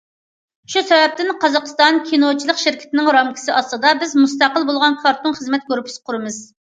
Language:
Uyghur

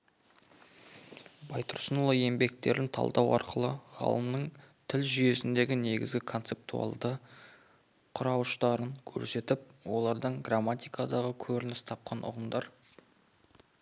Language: Kazakh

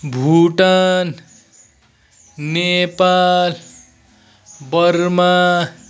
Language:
Nepali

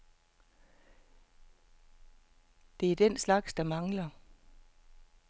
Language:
Danish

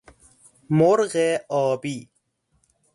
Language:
Persian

